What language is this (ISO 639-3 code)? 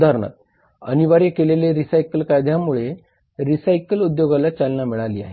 mar